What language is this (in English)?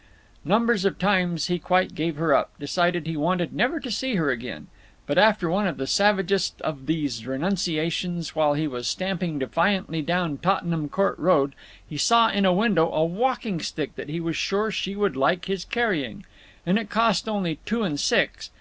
English